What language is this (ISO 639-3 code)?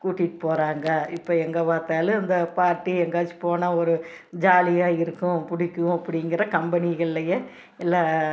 tam